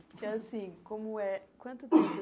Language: Portuguese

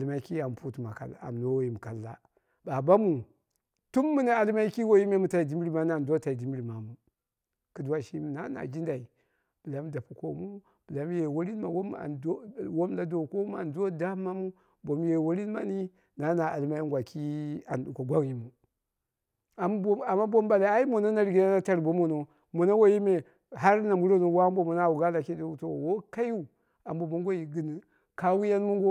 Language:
Dera (Nigeria)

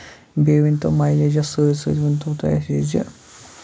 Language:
Kashmiri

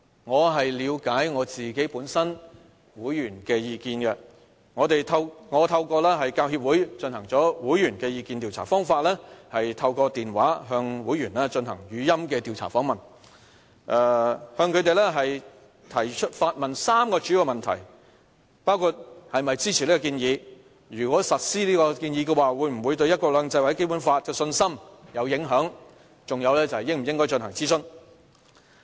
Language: Cantonese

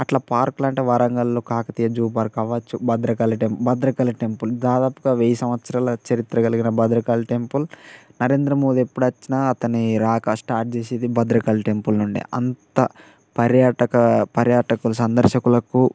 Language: Telugu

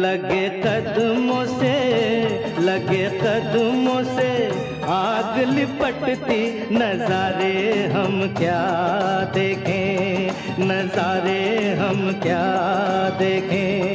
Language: Hindi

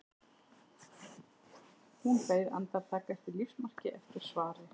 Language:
Icelandic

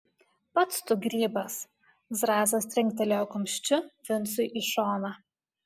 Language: Lithuanian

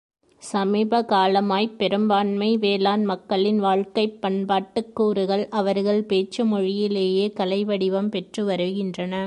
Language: Tamil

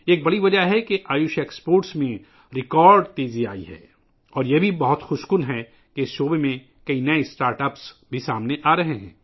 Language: Urdu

